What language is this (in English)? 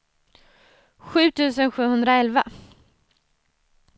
Swedish